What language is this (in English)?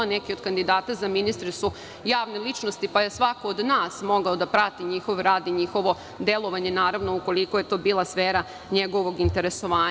Serbian